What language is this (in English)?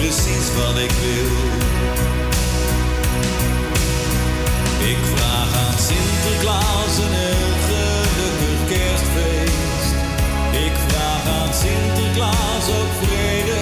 Dutch